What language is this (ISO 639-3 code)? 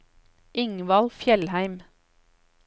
nor